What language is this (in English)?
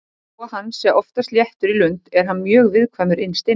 Icelandic